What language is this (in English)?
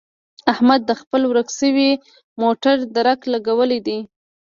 Pashto